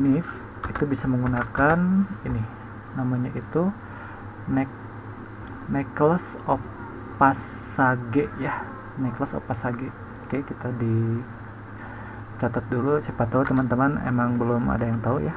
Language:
Indonesian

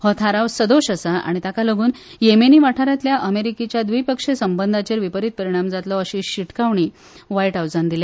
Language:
Konkani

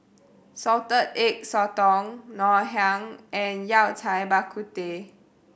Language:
English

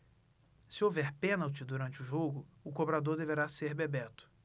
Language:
Portuguese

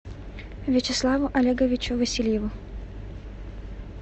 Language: Russian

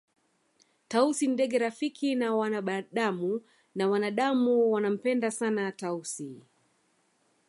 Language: Swahili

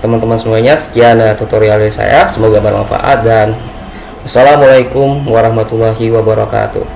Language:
Indonesian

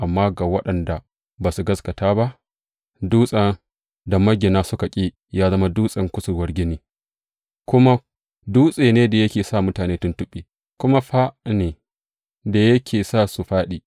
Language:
Hausa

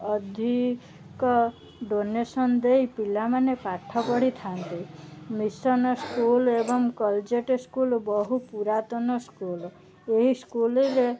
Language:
Odia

